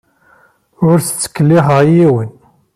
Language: Kabyle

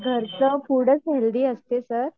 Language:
Marathi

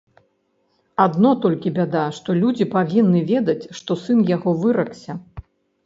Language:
Belarusian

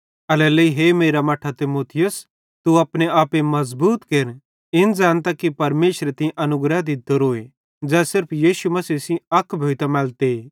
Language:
Bhadrawahi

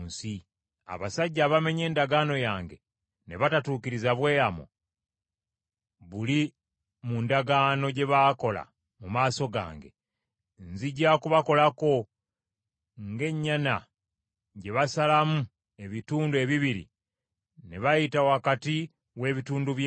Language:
Ganda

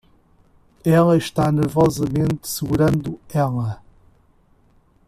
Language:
Portuguese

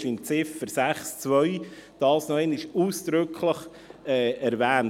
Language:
Swiss German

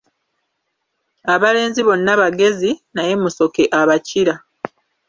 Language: Ganda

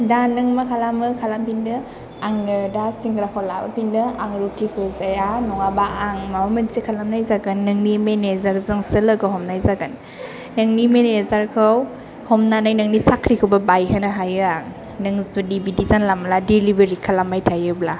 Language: Bodo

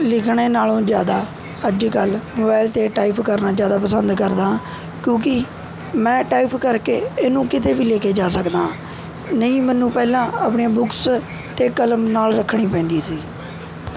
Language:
Punjabi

